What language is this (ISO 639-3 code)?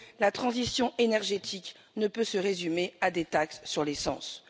fra